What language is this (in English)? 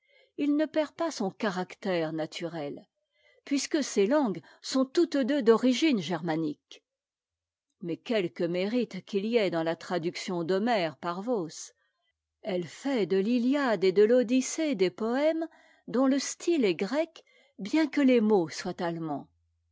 French